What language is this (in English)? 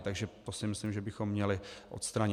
Czech